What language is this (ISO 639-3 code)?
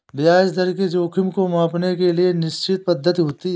hin